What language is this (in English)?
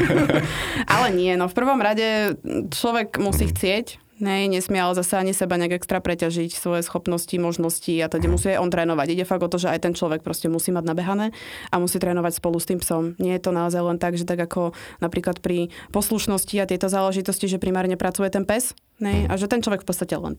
Slovak